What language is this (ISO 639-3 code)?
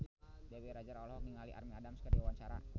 sun